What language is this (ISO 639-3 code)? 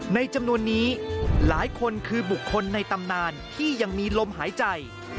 tha